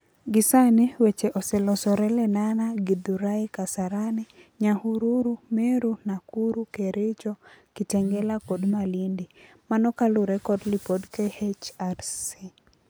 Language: Luo (Kenya and Tanzania)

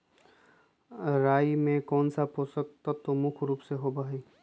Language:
Magahi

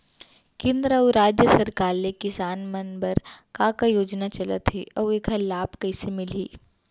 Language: Chhattisgarhi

